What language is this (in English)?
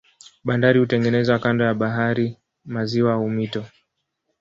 Swahili